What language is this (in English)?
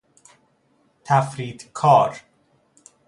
Persian